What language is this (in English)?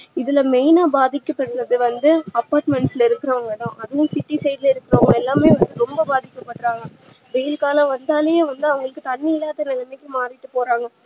Tamil